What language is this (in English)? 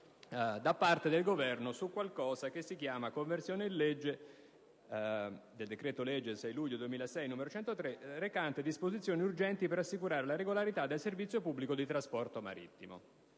Italian